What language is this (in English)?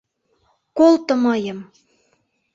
Mari